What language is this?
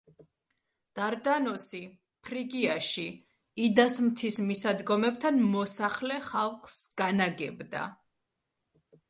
Georgian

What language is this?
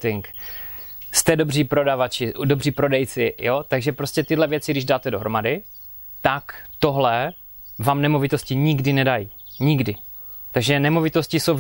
Czech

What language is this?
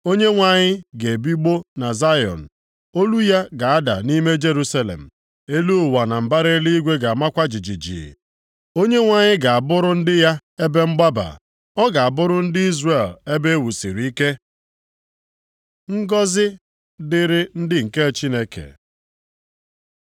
Igbo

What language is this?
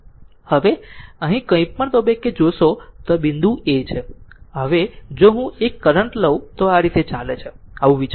Gujarati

